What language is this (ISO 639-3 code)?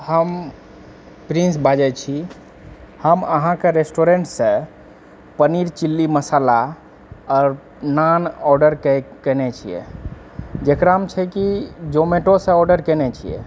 mai